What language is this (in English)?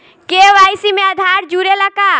Bhojpuri